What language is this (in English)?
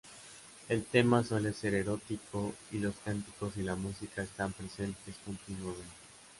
Spanish